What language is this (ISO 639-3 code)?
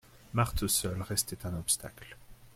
fra